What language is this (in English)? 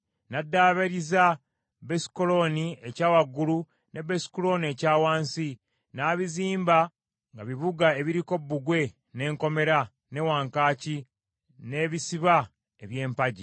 Ganda